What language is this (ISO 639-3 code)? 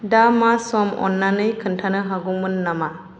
brx